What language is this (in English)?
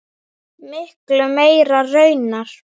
Icelandic